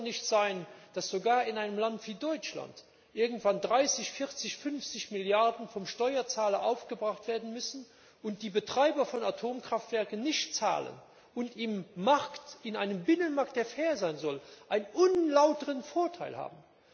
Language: German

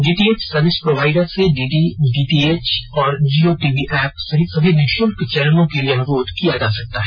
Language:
Hindi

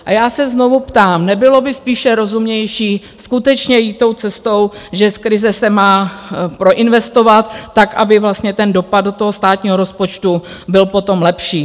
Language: Czech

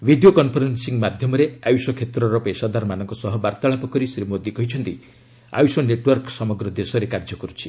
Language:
Odia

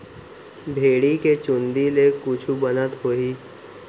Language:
Chhattisgarhi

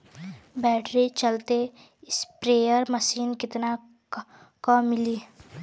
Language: Bhojpuri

